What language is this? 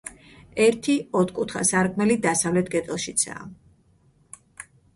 Georgian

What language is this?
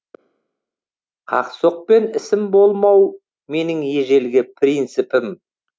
Kazakh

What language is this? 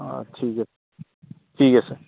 Assamese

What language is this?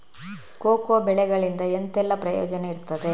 Kannada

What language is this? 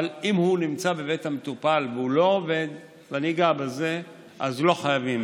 Hebrew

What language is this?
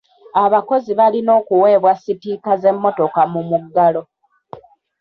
Ganda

